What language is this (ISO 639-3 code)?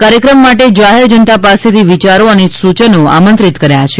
guj